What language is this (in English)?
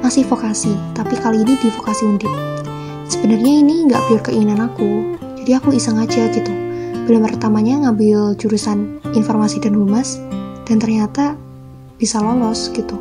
Indonesian